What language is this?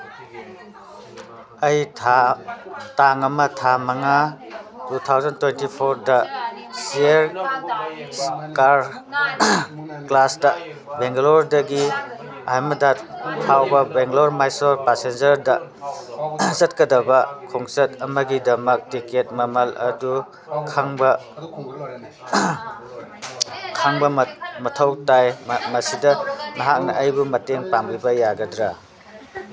Manipuri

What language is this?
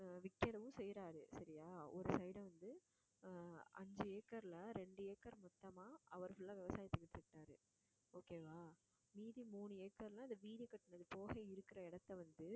Tamil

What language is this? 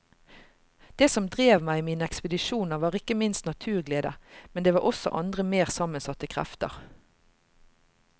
Norwegian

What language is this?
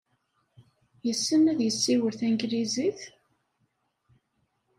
Kabyle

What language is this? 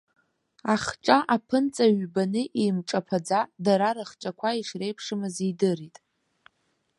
Abkhazian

